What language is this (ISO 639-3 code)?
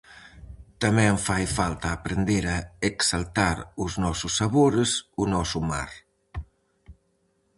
glg